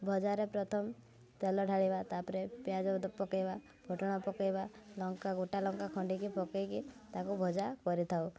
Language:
Odia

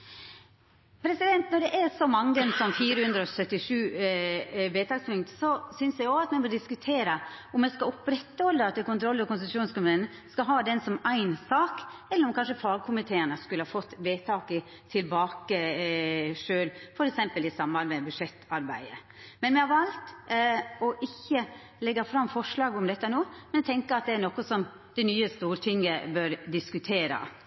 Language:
Norwegian Nynorsk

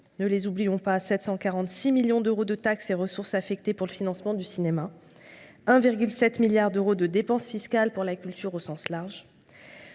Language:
French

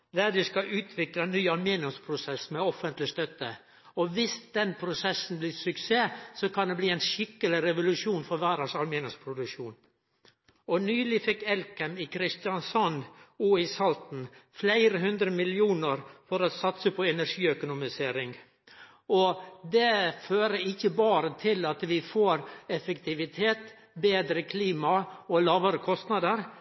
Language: Norwegian Nynorsk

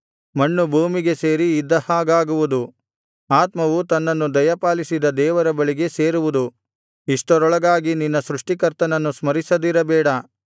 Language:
Kannada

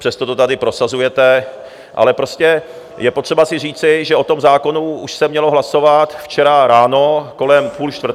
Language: Czech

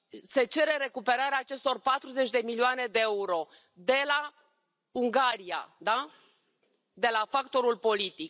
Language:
Romanian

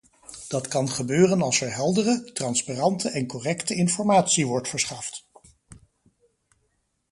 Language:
Dutch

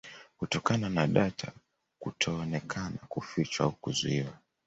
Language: Swahili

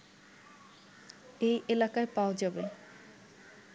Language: Bangla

